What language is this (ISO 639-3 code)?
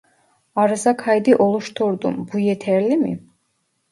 tur